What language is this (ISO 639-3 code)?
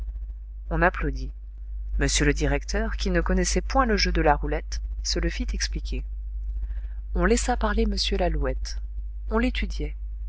fra